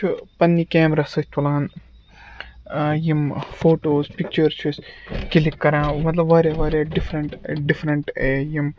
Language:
Kashmiri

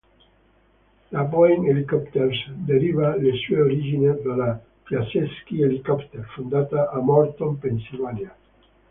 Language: Italian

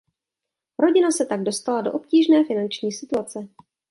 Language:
Czech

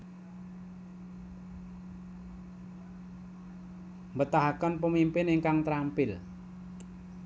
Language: Javanese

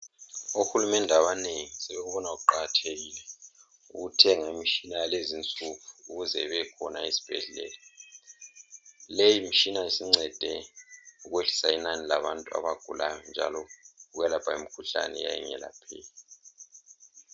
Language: North Ndebele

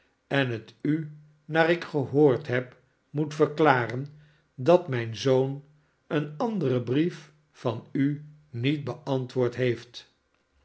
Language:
Dutch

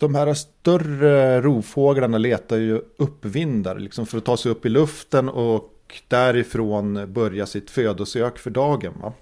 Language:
Swedish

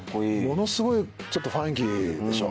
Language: Japanese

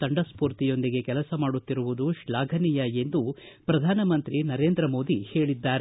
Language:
Kannada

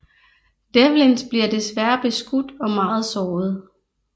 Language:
Danish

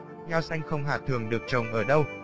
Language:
Vietnamese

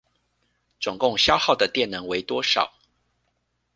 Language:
Chinese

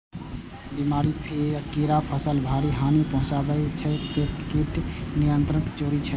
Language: Maithili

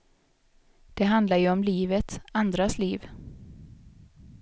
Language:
Swedish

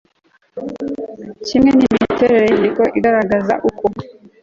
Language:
Kinyarwanda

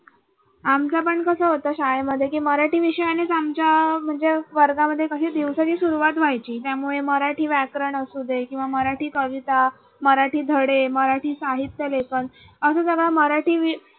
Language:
Marathi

